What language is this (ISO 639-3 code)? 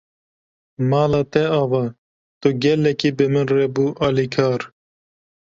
kur